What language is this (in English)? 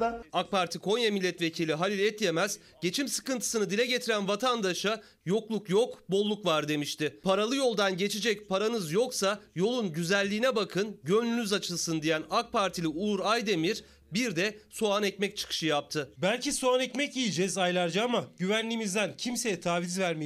Turkish